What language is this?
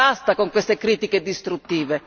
Italian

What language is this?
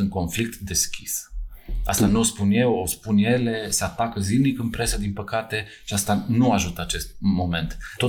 Romanian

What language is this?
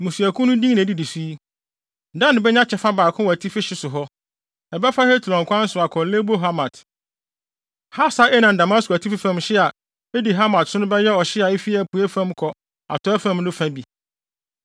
Akan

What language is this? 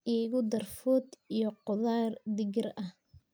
Somali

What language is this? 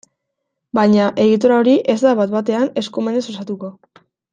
Basque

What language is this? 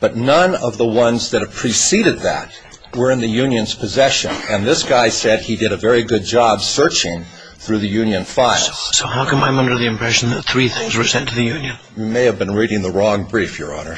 English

